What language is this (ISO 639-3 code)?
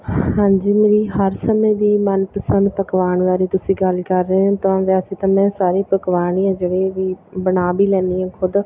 pan